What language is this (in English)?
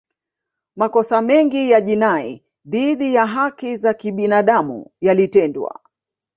Swahili